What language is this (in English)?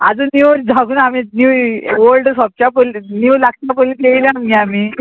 Konkani